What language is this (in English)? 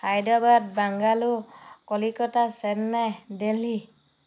Assamese